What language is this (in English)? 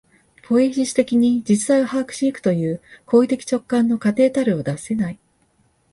Japanese